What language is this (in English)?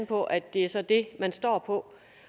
Danish